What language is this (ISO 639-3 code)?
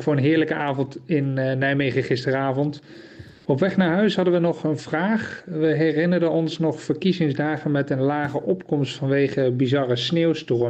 nld